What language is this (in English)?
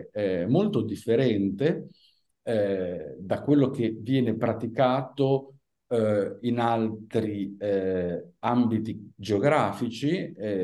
Italian